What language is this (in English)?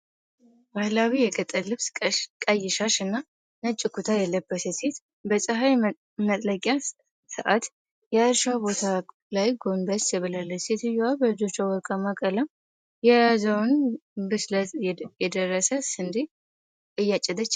Amharic